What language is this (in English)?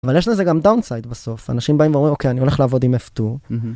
Hebrew